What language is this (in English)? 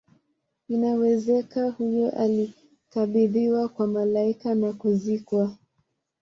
Swahili